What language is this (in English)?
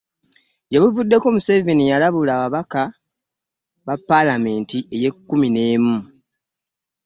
Ganda